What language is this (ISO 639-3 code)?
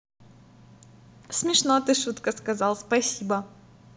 rus